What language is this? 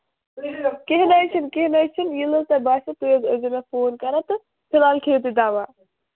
Kashmiri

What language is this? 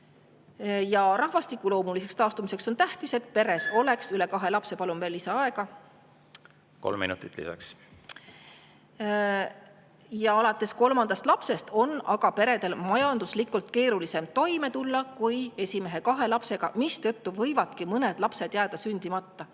Estonian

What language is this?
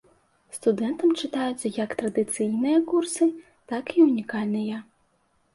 Belarusian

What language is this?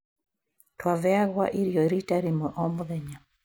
Kikuyu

